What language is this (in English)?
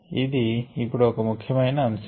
Telugu